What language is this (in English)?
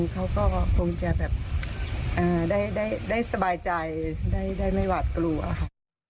Thai